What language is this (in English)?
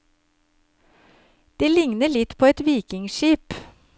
Norwegian